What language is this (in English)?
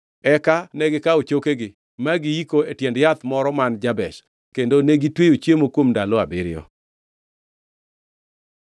Luo (Kenya and Tanzania)